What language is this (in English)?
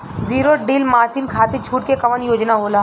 Bhojpuri